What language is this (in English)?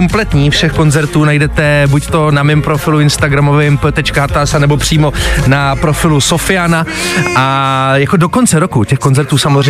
Czech